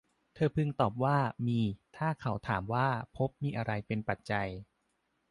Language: Thai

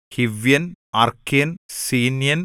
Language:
Malayalam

